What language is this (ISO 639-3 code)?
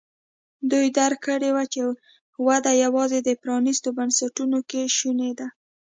pus